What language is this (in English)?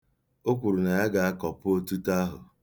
Igbo